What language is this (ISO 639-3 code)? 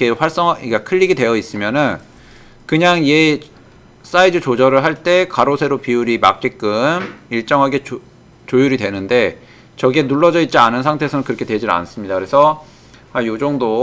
kor